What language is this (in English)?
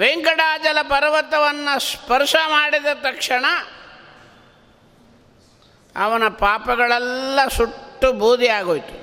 Kannada